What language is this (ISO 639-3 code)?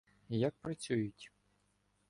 ukr